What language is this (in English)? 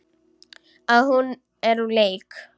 Icelandic